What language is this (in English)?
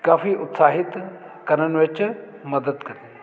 Punjabi